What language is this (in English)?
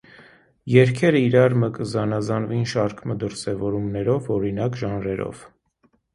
Armenian